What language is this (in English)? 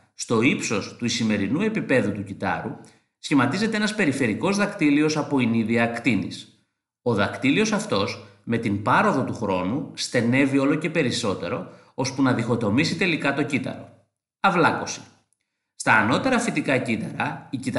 Greek